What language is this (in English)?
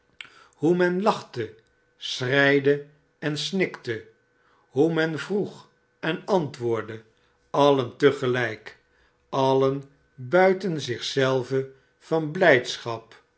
Dutch